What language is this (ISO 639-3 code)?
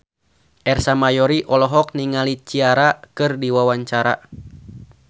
sun